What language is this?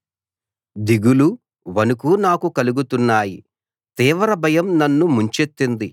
Telugu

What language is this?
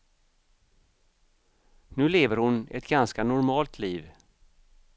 Swedish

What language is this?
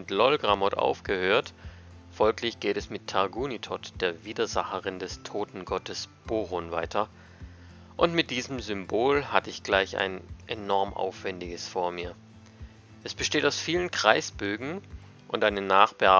German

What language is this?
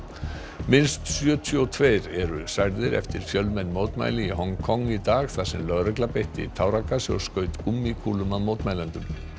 Icelandic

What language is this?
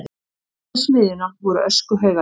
Icelandic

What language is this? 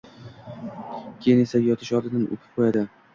Uzbek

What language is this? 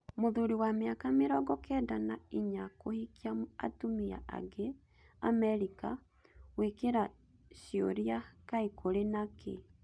Kikuyu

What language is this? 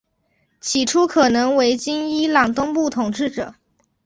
Chinese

